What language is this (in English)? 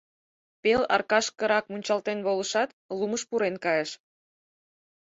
Mari